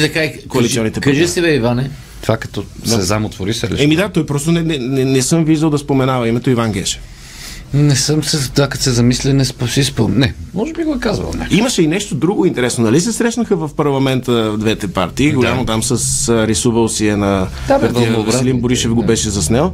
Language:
Bulgarian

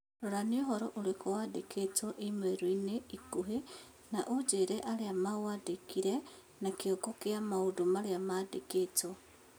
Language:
Kikuyu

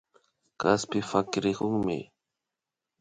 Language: Imbabura Highland Quichua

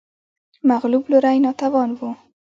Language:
Pashto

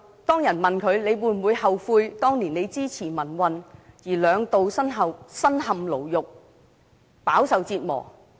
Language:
Cantonese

